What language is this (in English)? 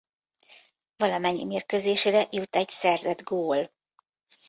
Hungarian